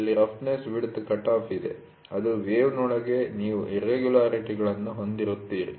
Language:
Kannada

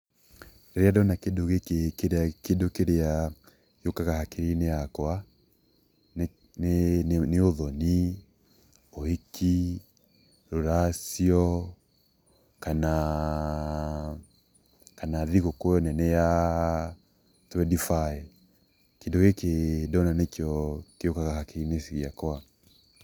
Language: Kikuyu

